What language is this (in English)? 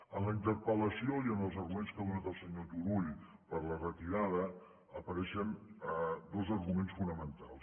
Catalan